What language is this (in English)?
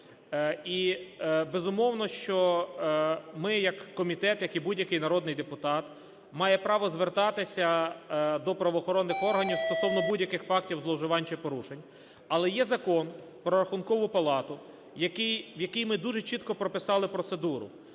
Ukrainian